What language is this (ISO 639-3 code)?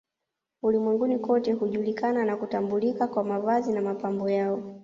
swa